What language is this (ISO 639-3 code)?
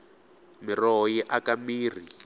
tso